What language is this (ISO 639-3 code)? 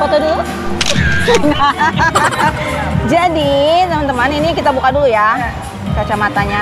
ind